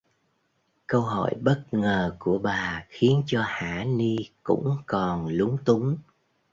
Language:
Vietnamese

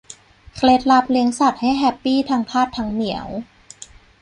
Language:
Thai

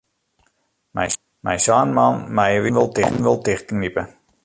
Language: Western Frisian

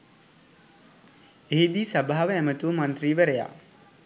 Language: Sinhala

